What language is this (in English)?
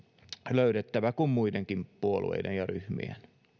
Finnish